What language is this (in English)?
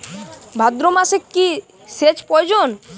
Bangla